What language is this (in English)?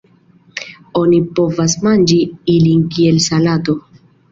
Esperanto